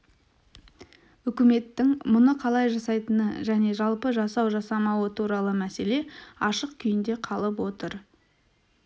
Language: Kazakh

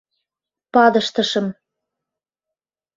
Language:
Mari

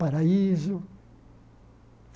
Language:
Portuguese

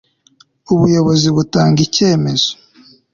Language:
Kinyarwanda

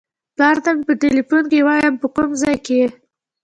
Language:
Pashto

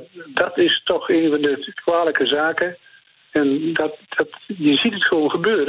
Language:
Dutch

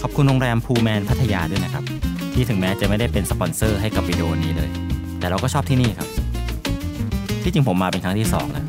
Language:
Thai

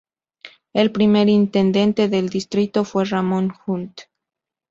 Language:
Spanish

